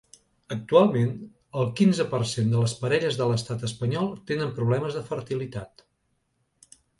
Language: Catalan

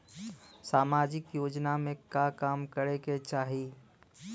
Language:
Bhojpuri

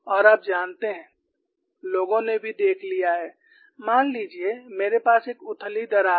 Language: Hindi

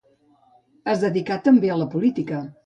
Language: Catalan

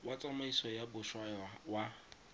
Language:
Tswana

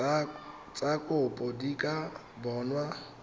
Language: Tswana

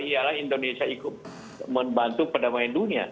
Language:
Indonesian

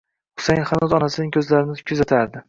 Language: Uzbek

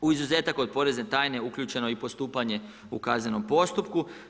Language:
Croatian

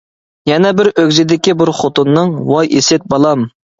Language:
Uyghur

